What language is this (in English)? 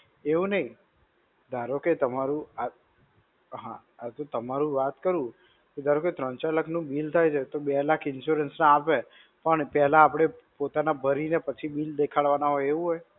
Gujarati